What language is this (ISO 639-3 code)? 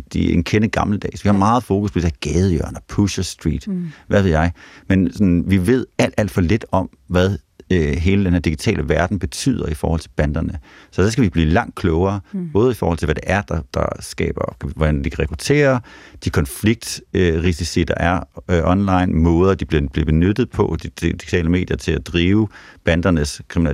dan